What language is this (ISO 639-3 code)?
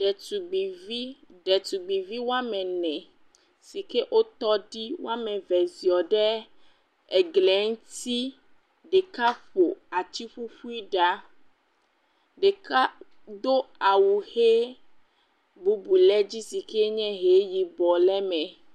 ewe